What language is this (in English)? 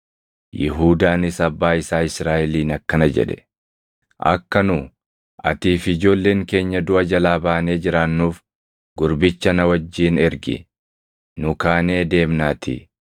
Oromo